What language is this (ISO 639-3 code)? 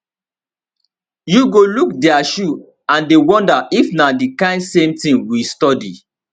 pcm